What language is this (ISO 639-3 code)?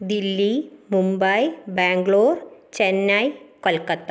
mal